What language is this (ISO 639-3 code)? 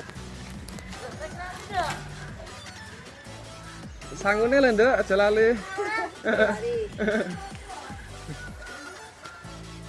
spa